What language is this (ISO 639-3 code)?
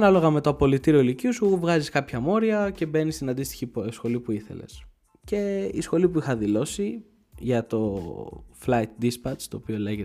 ell